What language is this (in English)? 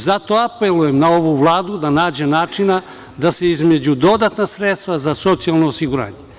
Serbian